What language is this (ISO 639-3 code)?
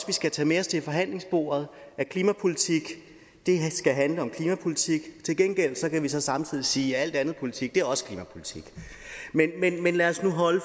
dan